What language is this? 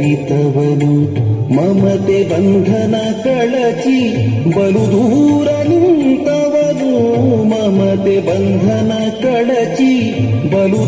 Arabic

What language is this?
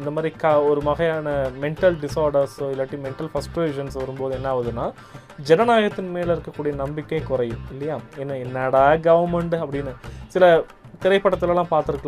Tamil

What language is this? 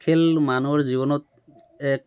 Assamese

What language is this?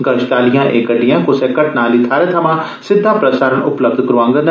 Dogri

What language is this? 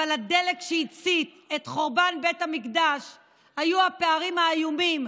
Hebrew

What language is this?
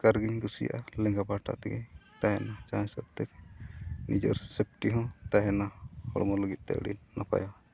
Santali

